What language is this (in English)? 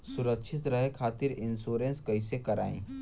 Bhojpuri